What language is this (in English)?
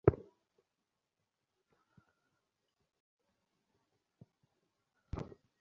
Bangla